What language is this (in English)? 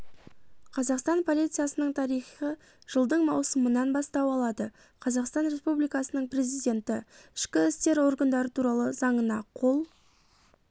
Kazakh